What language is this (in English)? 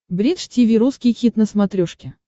Russian